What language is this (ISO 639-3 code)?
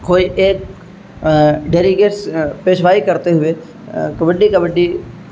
urd